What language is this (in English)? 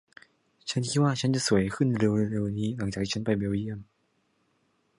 Thai